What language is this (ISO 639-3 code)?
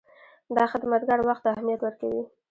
pus